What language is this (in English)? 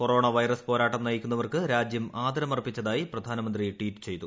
Malayalam